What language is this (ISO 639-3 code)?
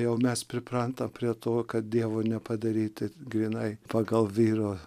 lit